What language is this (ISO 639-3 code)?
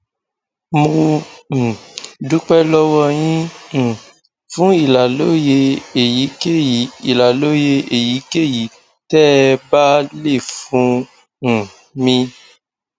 yor